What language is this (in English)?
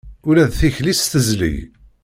Kabyle